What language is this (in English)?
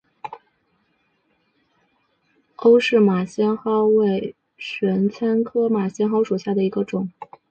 Chinese